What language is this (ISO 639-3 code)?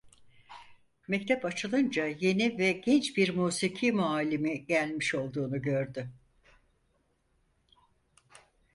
tur